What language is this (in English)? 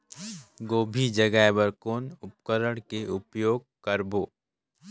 Chhattisgarhi